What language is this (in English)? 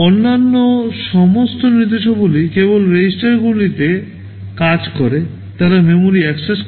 Bangla